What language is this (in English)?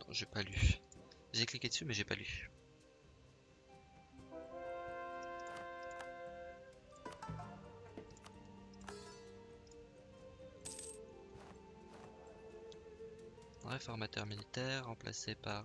French